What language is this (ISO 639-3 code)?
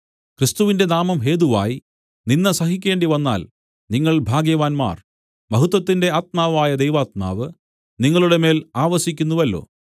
mal